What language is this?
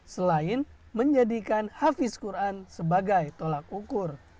Indonesian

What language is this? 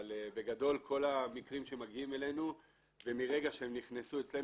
Hebrew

